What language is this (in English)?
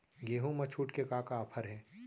Chhattisgarhi